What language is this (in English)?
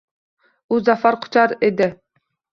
Uzbek